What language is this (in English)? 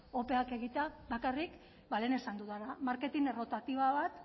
Basque